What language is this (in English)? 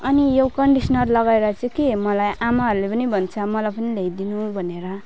Nepali